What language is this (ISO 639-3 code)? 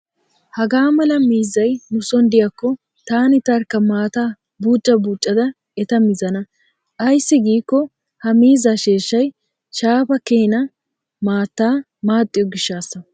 wal